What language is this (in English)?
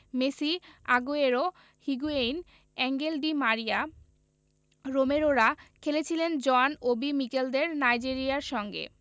Bangla